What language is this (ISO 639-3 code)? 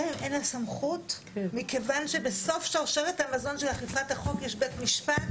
heb